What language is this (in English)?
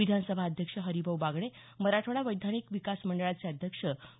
Marathi